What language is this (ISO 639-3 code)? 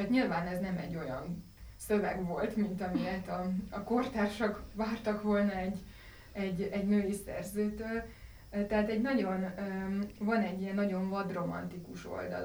hun